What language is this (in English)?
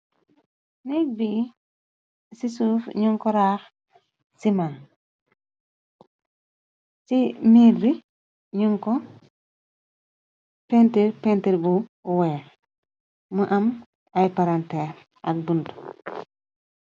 Wolof